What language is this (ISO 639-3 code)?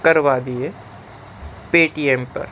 urd